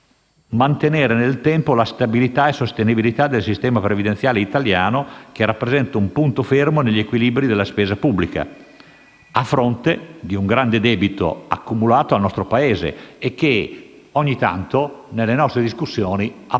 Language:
Italian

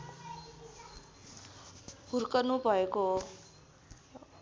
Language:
Nepali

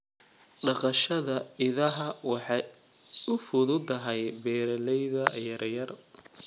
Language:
Somali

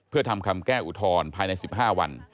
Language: Thai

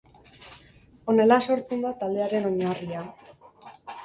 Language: Basque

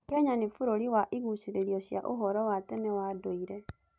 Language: Kikuyu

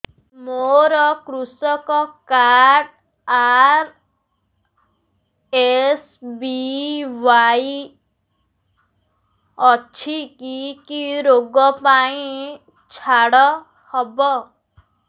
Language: Odia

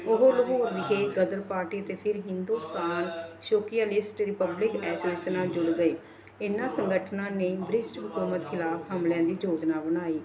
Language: Punjabi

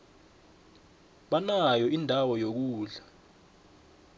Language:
South Ndebele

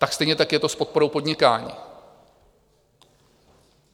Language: Czech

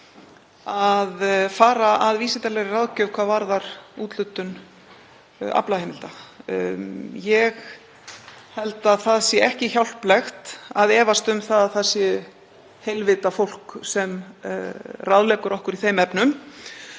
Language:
Icelandic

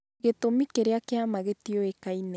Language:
Kikuyu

